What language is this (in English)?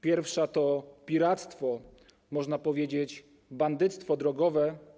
Polish